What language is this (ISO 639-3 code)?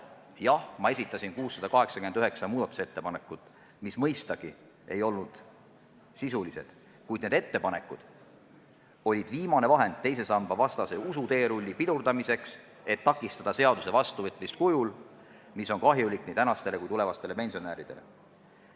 est